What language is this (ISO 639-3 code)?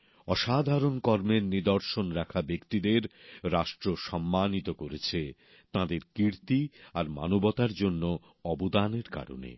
ben